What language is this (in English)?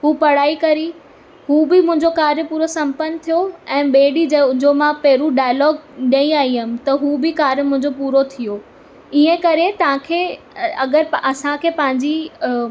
Sindhi